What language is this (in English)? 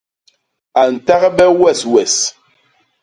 Basaa